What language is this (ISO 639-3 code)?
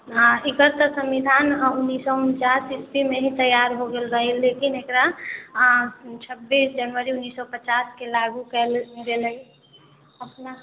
mai